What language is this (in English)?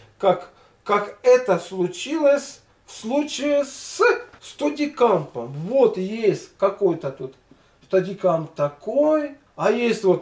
Russian